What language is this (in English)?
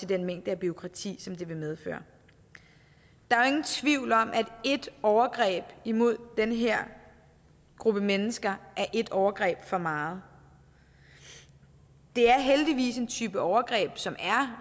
Danish